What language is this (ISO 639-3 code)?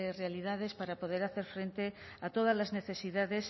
spa